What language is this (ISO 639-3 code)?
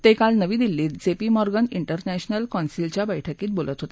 mar